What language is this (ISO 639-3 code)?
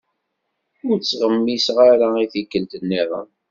kab